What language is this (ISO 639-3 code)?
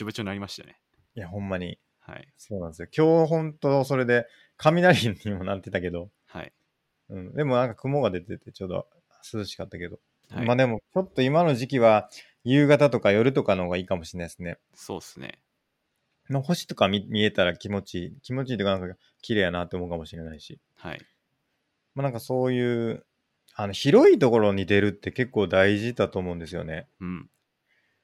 jpn